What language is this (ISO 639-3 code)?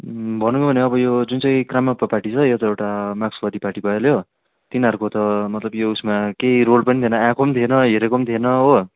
nep